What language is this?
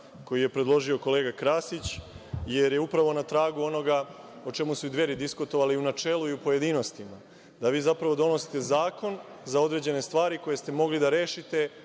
Serbian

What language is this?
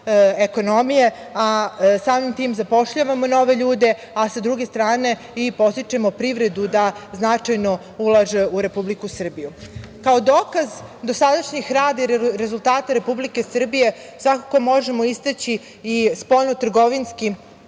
Serbian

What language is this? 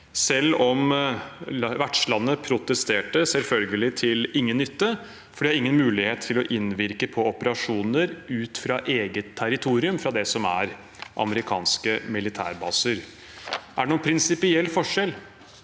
Norwegian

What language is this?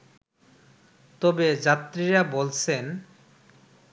Bangla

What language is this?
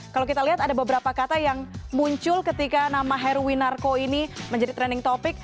Indonesian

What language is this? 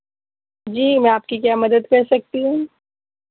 Urdu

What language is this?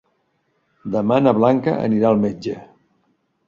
Catalan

